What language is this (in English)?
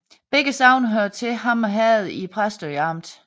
Danish